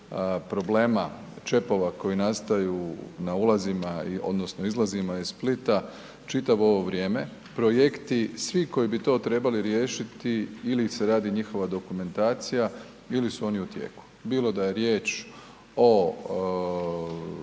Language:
Croatian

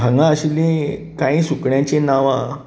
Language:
Konkani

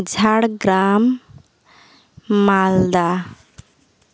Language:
Santali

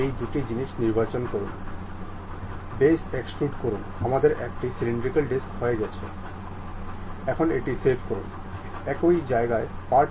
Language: Bangla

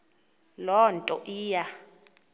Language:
Xhosa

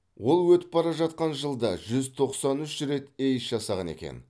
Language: Kazakh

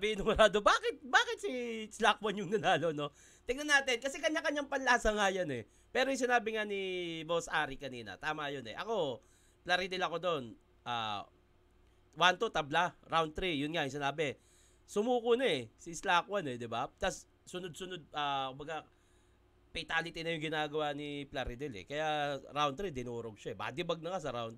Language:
Filipino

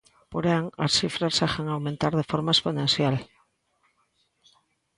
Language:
Galician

